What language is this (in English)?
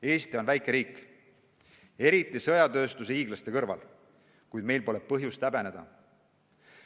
Estonian